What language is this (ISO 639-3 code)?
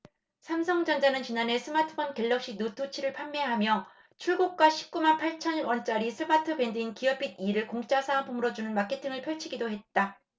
kor